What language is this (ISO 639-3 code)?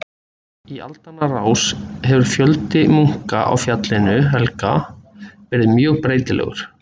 isl